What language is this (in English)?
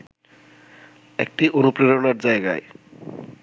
Bangla